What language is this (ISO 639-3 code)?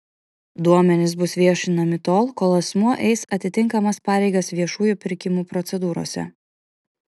lit